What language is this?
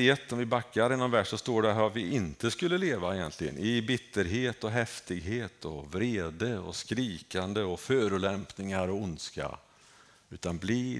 Swedish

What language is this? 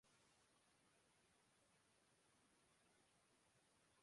Urdu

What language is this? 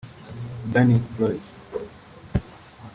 Kinyarwanda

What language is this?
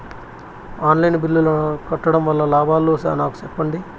Telugu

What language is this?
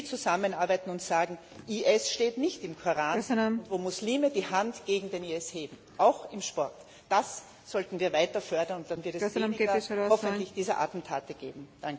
German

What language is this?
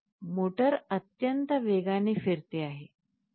Marathi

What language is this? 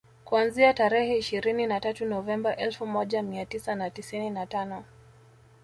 Swahili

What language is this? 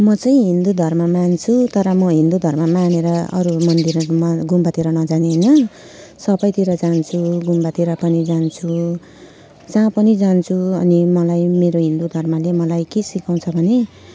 Nepali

